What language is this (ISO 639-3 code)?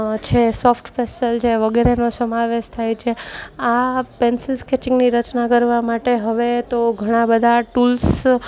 guj